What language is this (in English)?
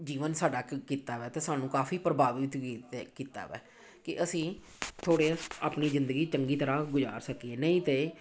Punjabi